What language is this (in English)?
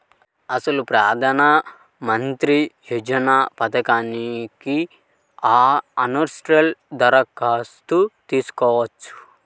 Telugu